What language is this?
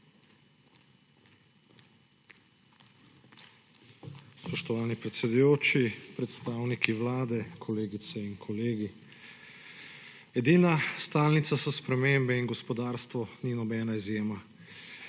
Slovenian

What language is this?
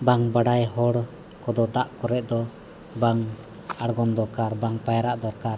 Santali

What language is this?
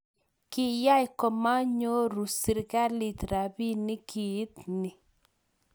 Kalenjin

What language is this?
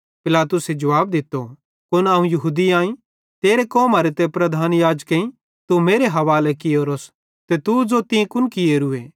Bhadrawahi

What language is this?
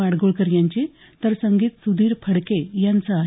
Marathi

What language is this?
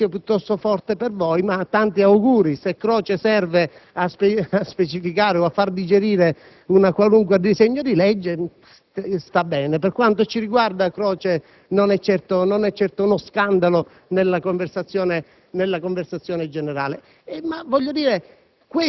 Italian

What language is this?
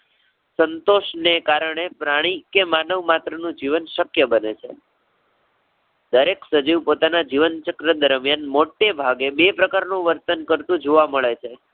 Gujarati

